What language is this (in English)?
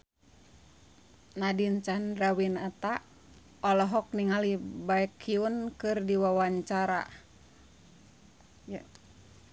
Sundanese